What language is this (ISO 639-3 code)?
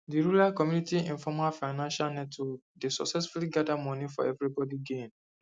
pcm